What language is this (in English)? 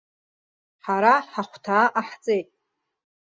Abkhazian